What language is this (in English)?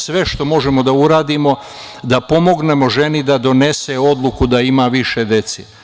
Serbian